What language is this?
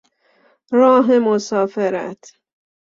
Persian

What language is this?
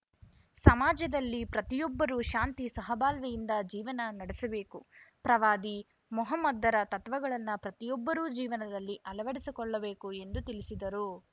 Kannada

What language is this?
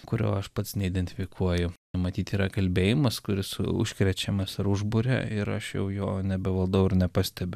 Lithuanian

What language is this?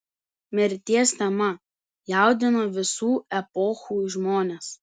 Lithuanian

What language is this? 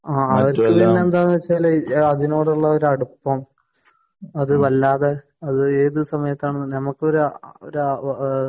Malayalam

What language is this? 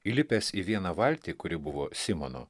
Lithuanian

